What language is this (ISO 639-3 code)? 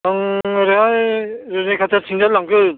brx